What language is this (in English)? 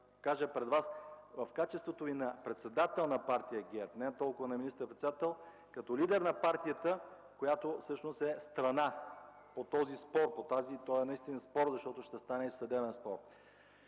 Bulgarian